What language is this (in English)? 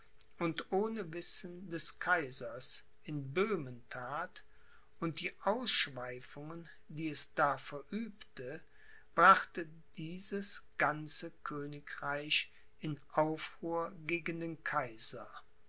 German